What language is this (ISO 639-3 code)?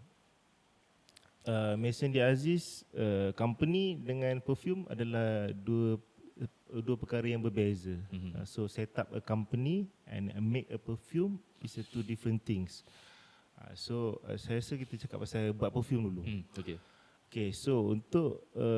msa